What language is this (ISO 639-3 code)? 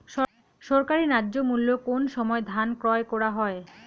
ben